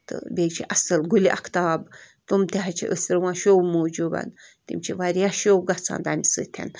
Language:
Kashmiri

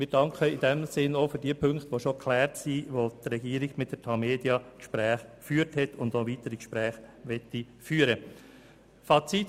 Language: Swiss German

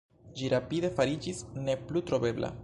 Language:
Esperanto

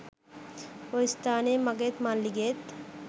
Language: Sinhala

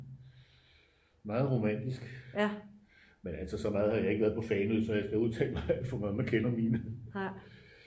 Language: Danish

